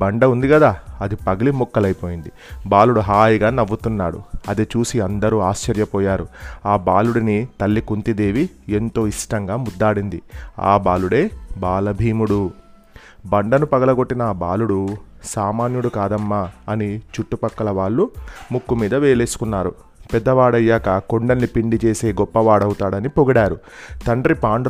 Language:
Telugu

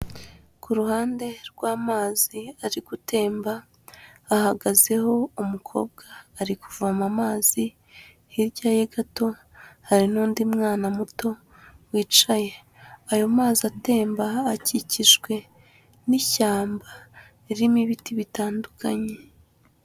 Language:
Kinyarwanda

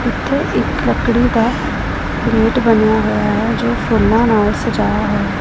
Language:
Punjabi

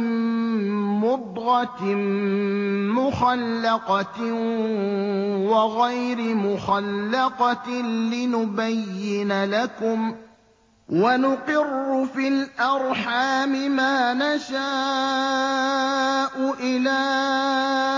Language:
Arabic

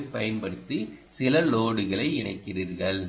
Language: Tamil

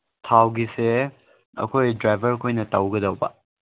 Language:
Manipuri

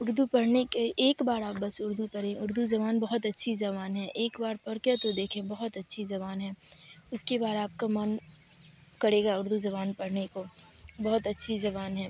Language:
Urdu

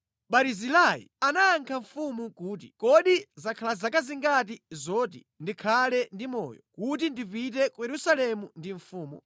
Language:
Nyanja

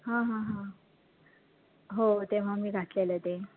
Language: Marathi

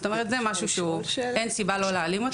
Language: Hebrew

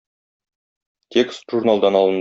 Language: Tatar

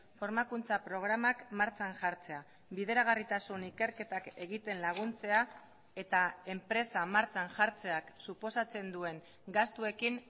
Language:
Basque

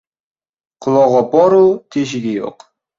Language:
Uzbek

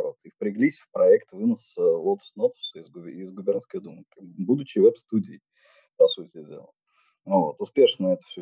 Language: Russian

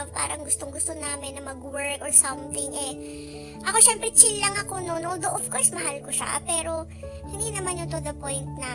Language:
Filipino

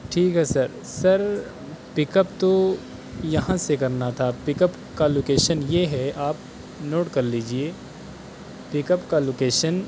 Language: Urdu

